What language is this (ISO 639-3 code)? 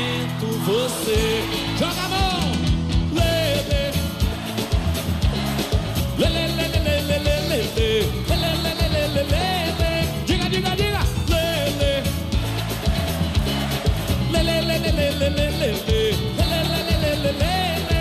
ita